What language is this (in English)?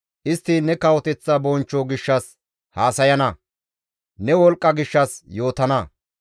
Gamo